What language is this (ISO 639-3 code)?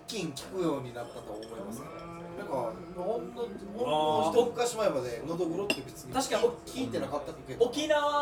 jpn